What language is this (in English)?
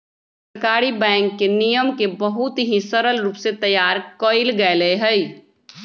Magahi